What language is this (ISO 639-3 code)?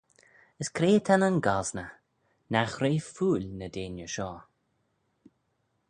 glv